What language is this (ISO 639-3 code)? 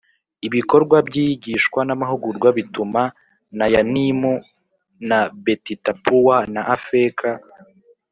kin